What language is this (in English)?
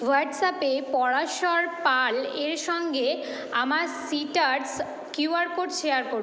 Bangla